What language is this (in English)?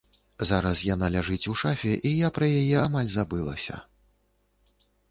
Belarusian